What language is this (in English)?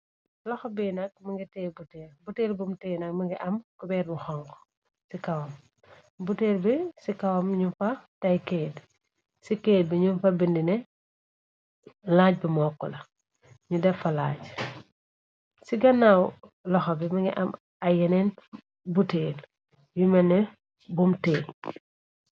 Wolof